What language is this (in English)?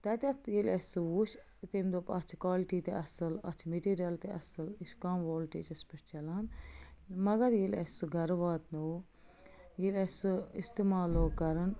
Kashmiri